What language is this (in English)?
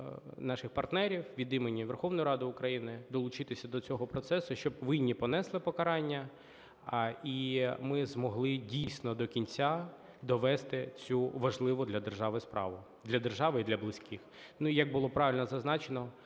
Ukrainian